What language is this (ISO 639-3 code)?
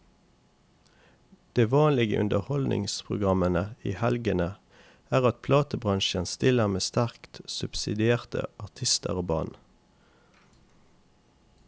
nor